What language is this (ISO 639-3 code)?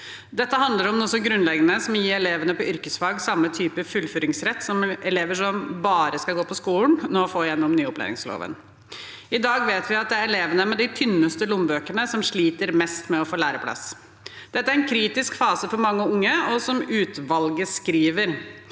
nor